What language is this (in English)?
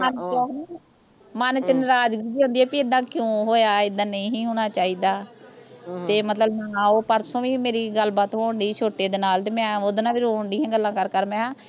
Punjabi